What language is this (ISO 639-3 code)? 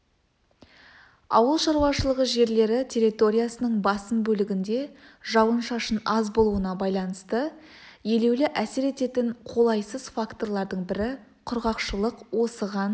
kaz